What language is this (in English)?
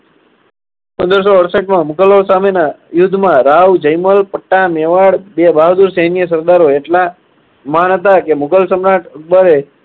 Gujarati